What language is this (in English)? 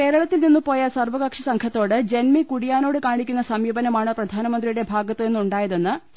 Malayalam